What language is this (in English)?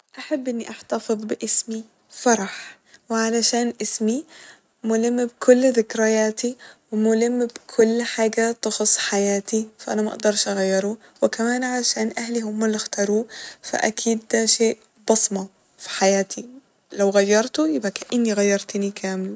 Egyptian Arabic